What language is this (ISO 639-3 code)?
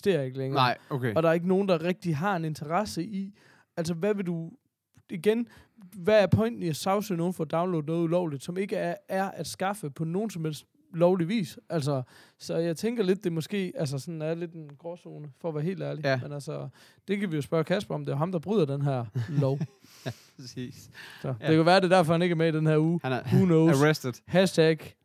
dan